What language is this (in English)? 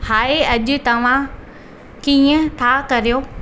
Sindhi